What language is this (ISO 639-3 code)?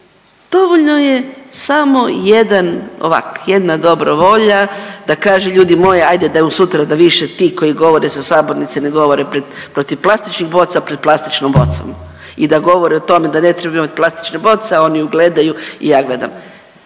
hrv